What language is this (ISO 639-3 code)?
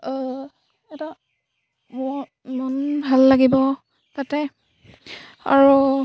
asm